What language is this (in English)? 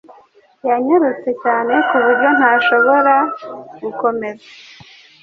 Kinyarwanda